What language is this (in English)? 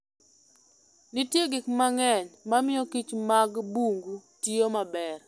Luo (Kenya and Tanzania)